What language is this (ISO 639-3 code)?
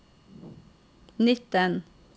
nor